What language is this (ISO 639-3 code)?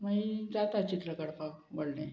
kok